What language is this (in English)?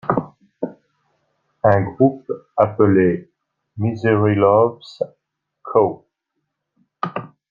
French